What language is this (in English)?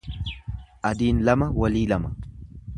Oromo